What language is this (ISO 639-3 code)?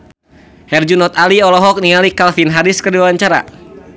sun